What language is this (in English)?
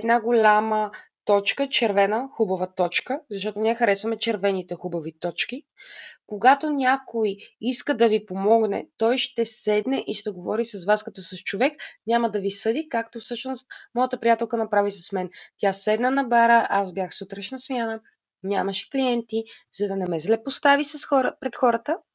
Bulgarian